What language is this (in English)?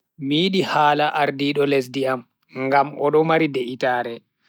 Bagirmi Fulfulde